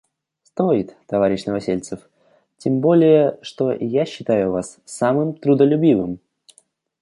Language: Russian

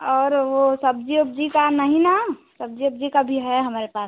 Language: Hindi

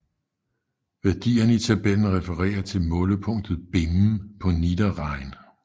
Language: Danish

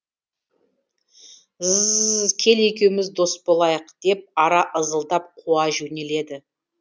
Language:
Kazakh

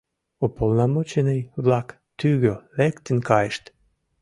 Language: Mari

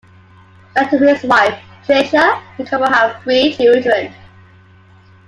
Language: English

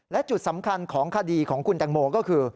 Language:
Thai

